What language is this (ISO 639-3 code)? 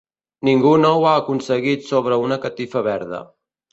cat